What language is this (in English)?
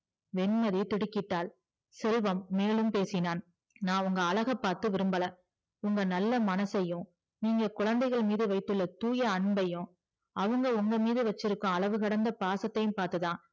Tamil